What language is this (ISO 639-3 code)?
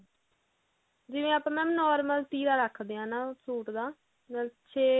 pan